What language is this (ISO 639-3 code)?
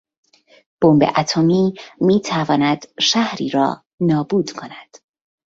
fas